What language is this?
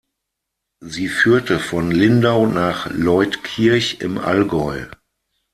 German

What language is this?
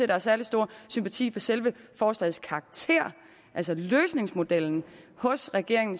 Danish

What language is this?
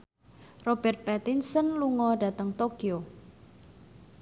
Javanese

